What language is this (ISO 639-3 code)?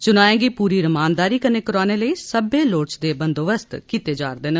doi